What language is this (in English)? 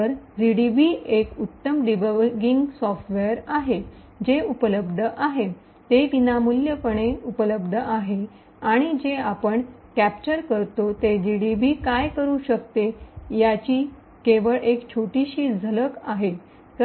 Marathi